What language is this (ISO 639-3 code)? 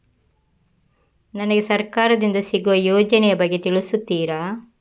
kan